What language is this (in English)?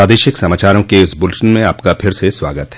Hindi